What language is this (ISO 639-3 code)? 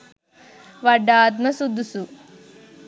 sin